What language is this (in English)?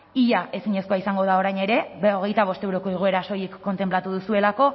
Basque